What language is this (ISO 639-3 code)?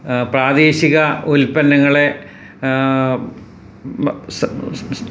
mal